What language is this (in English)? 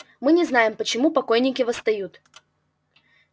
Russian